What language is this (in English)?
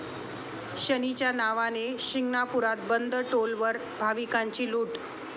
Marathi